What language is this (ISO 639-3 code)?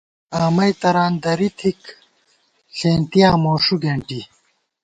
gwt